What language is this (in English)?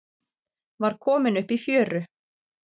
Icelandic